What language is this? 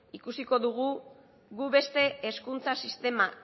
Basque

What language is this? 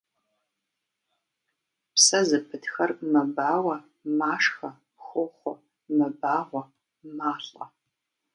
Kabardian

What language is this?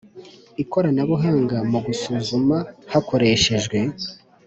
Kinyarwanda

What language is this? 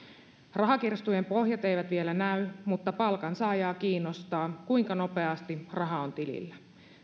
Finnish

